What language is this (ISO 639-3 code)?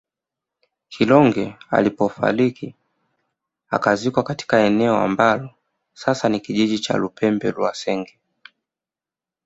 swa